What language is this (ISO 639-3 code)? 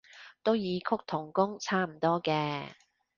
yue